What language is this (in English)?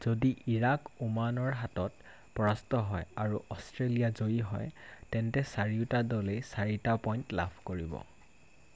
Assamese